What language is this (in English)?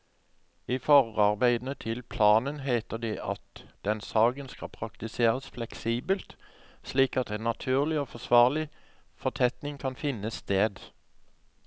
Norwegian